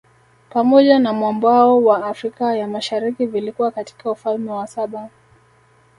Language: Swahili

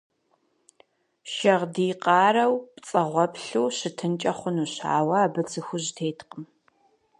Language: Kabardian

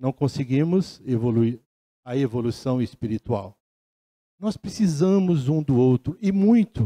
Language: Portuguese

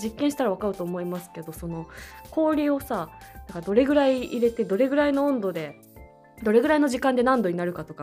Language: Japanese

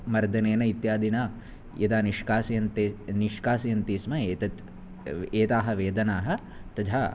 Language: Sanskrit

